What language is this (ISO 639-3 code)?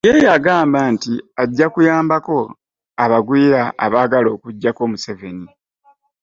lug